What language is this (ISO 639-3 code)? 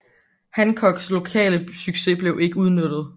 dan